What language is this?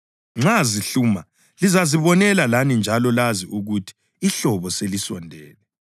North Ndebele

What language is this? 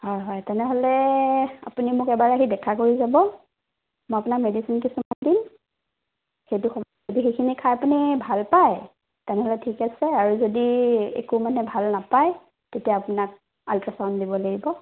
Assamese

